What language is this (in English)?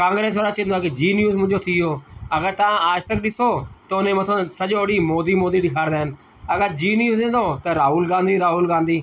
Sindhi